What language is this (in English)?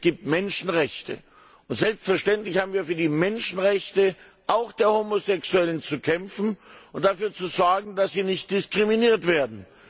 German